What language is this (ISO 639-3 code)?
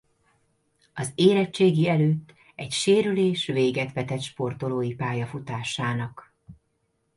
hun